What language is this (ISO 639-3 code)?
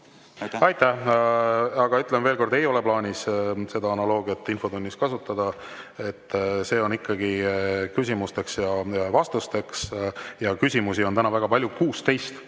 est